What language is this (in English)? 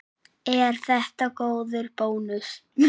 Icelandic